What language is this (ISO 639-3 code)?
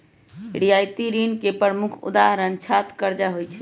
mag